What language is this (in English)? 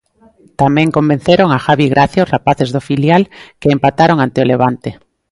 Galician